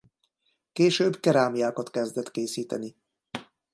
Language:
Hungarian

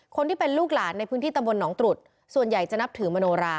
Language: Thai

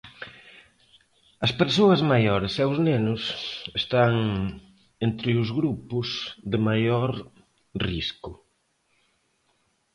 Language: Galician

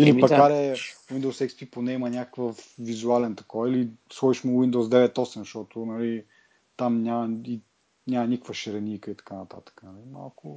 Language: Bulgarian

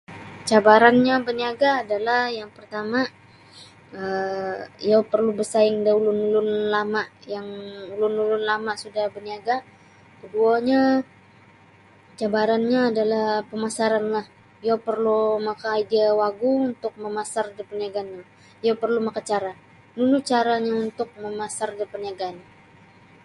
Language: Sabah Bisaya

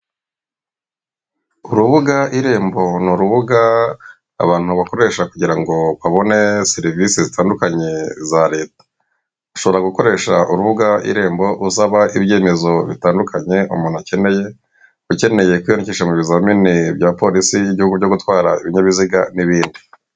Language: Kinyarwanda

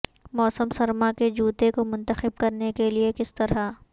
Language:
Urdu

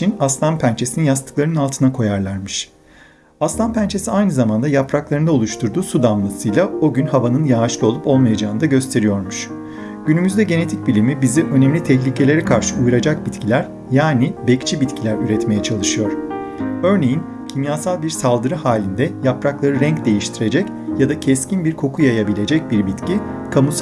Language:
Turkish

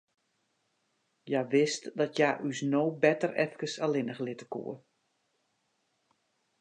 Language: Western Frisian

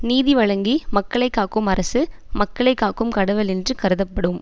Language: Tamil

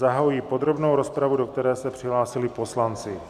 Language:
Czech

